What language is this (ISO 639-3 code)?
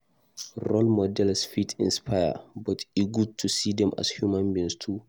pcm